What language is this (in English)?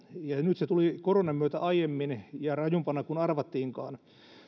Finnish